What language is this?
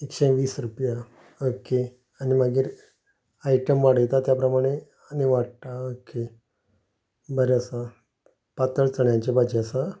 Konkani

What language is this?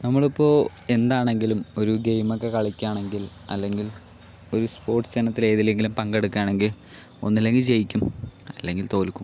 Malayalam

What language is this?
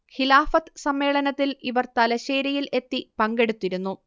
Malayalam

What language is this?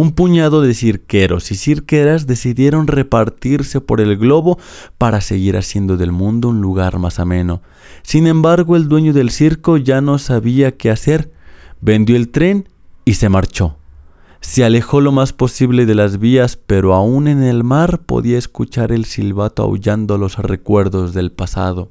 Spanish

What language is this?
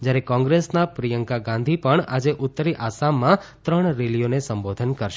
Gujarati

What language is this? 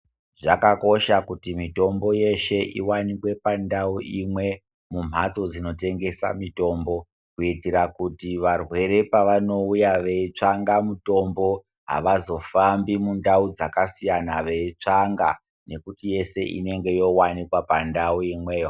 Ndau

